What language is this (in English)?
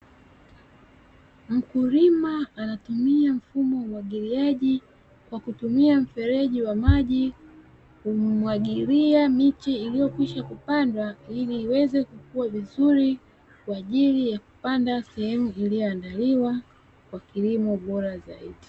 Swahili